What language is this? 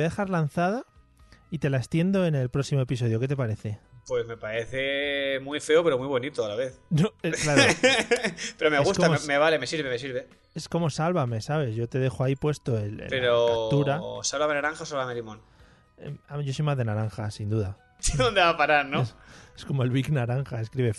Spanish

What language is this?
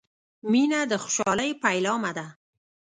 Pashto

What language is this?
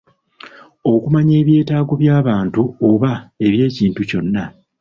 Ganda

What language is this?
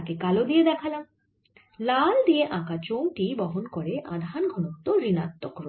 Bangla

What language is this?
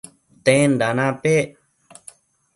Matsés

